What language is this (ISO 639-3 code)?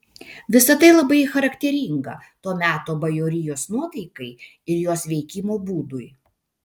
lit